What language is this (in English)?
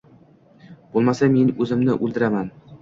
Uzbek